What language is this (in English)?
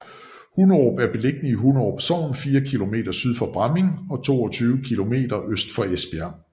Danish